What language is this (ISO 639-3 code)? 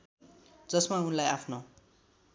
nep